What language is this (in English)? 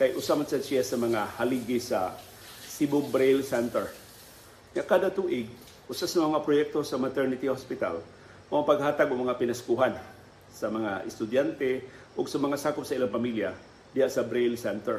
Filipino